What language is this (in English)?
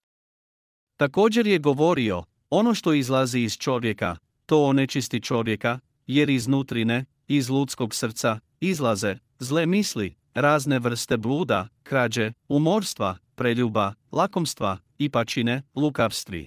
Croatian